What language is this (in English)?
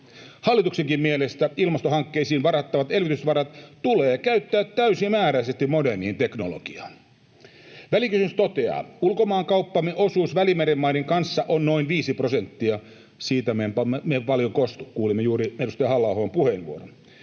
Finnish